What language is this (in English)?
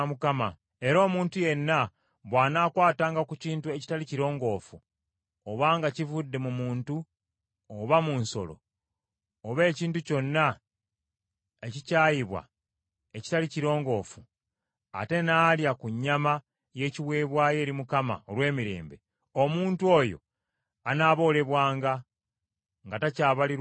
Ganda